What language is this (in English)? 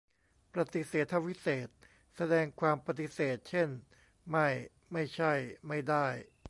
Thai